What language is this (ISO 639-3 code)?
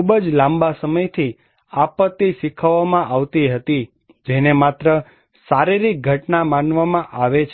guj